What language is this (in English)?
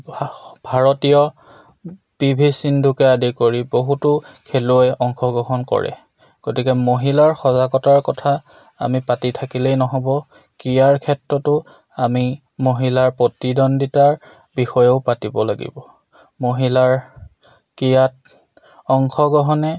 Assamese